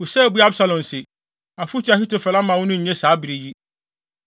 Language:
Akan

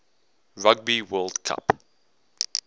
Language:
English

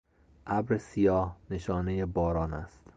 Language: Persian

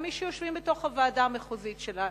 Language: Hebrew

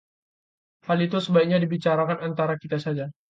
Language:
Indonesian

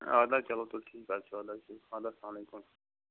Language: Kashmiri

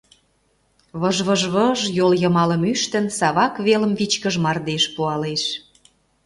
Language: Mari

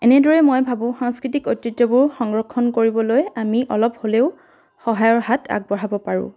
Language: Assamese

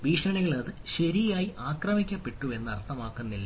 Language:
Malayalam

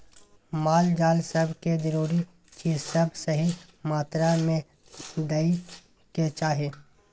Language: Maithili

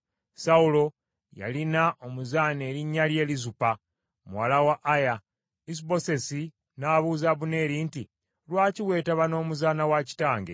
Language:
Ganda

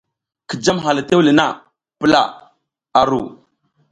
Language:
South Giziga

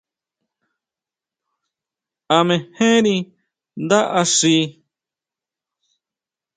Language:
Huautla Mazatec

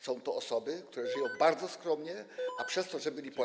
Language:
Polish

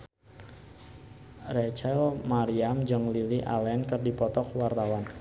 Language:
Sundanese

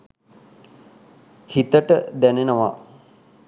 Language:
Sinhala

